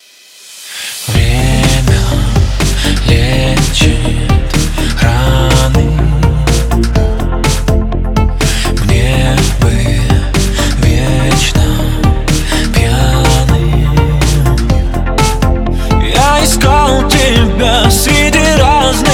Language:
Ukrainian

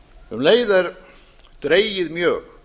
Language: Icelandic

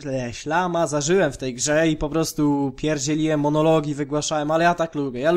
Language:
Polish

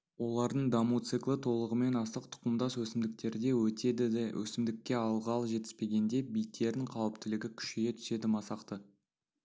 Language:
Kazakh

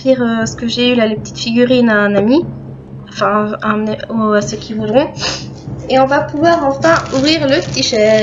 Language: French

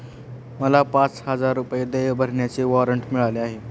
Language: Marathi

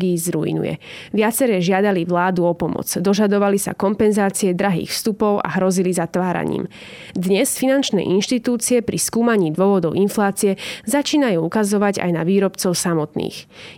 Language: Slovak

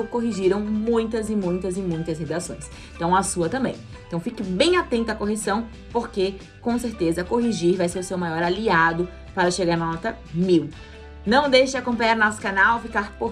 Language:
Portuguese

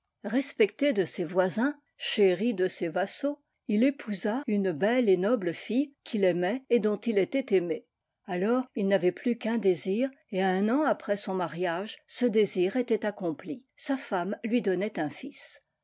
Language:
French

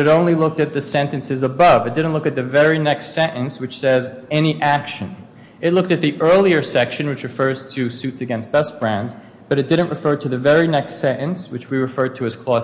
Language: English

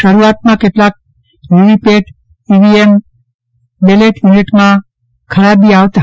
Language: Gujarati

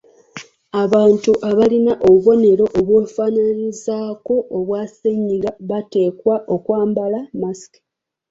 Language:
Ganda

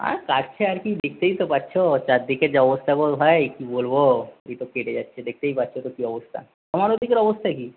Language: Bangla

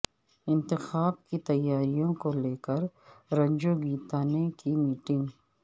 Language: Urdu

